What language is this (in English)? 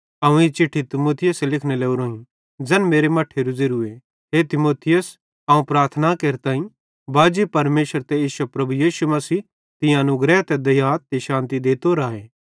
Bhadrawahi